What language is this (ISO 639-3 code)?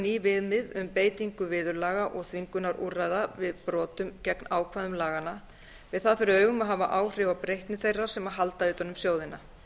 isl